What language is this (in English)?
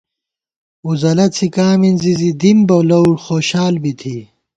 Gawar-Bati